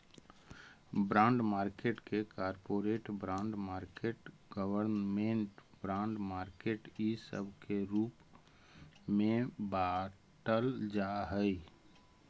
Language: Magahi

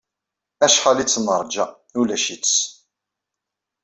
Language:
Kabyle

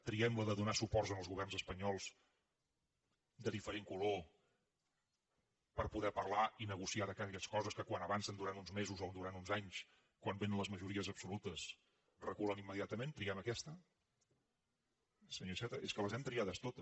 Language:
Catalan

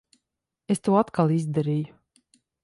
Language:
Latvian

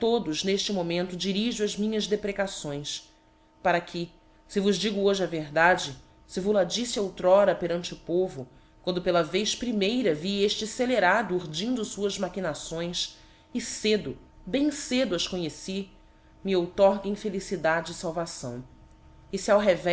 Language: Portuguese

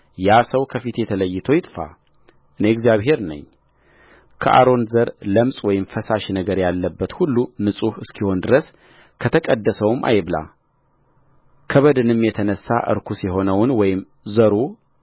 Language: Amharic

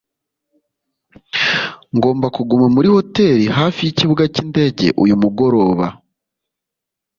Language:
Kinyarwanda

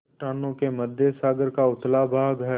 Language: Hindi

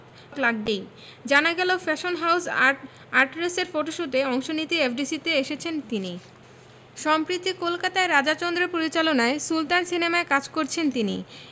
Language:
Bangla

